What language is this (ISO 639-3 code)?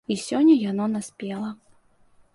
bel